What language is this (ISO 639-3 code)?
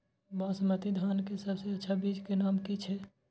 mai